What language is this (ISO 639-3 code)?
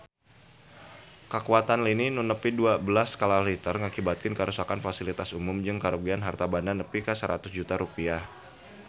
sun